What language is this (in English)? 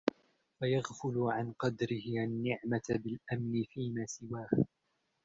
Arabic